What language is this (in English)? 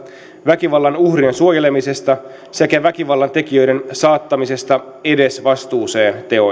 Finnish